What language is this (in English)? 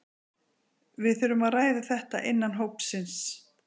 Icelandic